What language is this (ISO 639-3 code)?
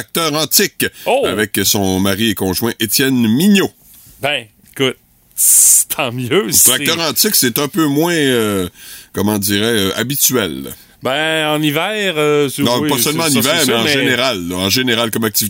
fra